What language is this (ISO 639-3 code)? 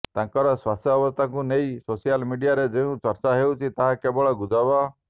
ori